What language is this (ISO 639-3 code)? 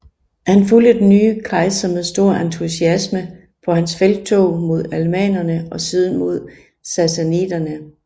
dan